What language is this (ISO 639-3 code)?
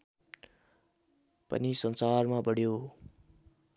nep